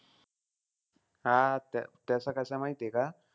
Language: Marathi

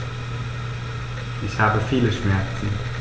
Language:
German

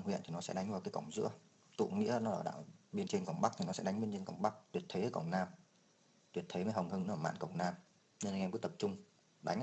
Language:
Vietnamese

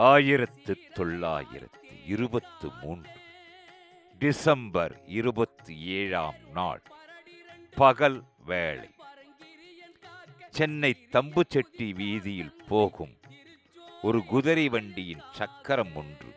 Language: Tamil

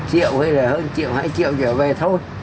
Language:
Vietnamese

